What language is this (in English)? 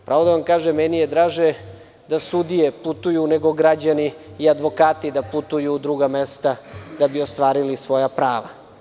Serbian